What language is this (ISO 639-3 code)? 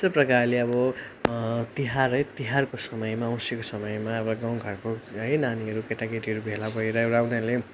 nep